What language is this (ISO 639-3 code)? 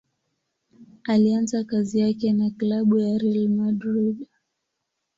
swa